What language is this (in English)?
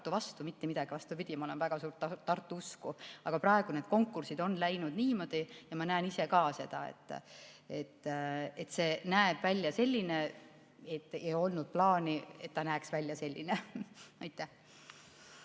Estonian